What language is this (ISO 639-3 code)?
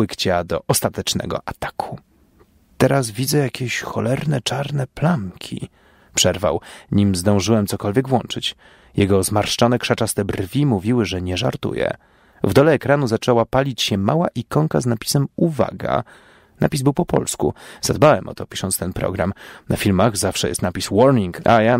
pol